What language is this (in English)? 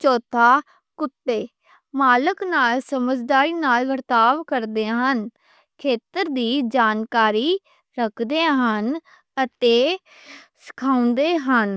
Western Panjabi